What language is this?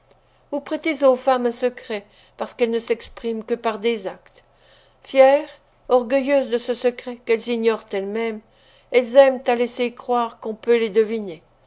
French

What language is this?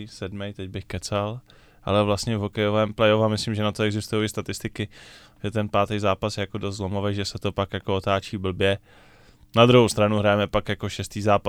Czech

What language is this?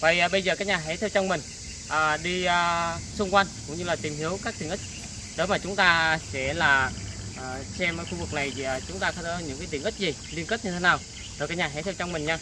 Vietnamese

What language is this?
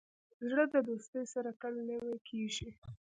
Pashto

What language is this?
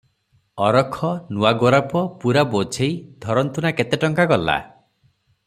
Odia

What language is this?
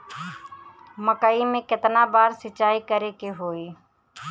Bhojpuri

